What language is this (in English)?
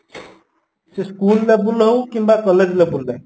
Odia